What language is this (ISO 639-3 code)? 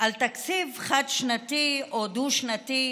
heb